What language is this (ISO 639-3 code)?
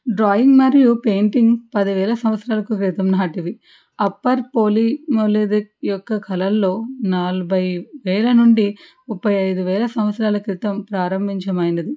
tel